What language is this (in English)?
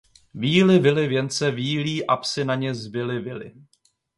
Czech